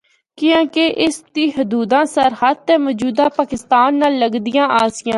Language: Northern Hindko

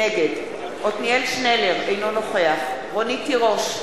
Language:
Hebrew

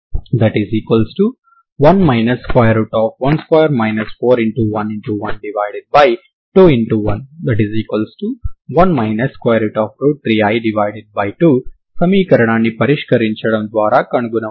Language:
Telugu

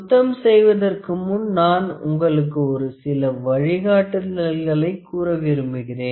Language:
Tamil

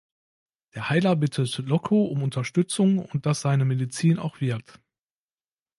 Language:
German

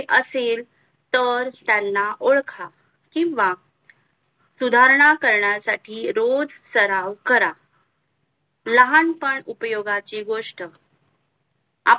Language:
Marathi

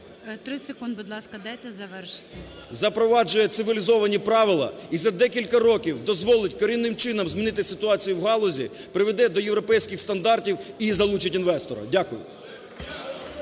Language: Ukrainian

